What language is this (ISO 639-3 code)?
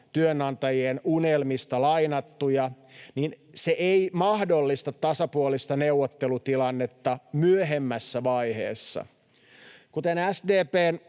fin